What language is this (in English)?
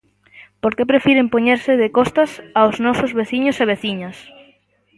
Galician